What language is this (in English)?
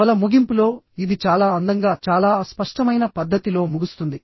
Telugu